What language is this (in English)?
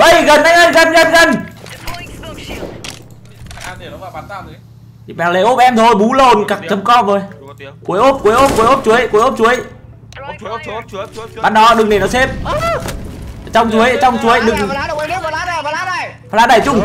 Vietnamese